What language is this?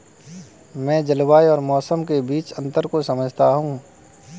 Hindi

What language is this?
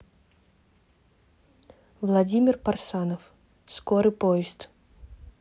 Russian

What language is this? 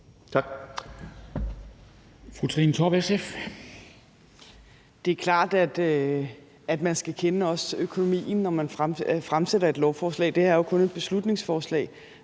Danish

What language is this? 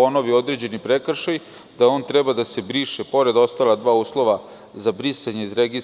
Serbian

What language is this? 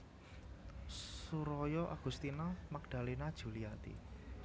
Javanese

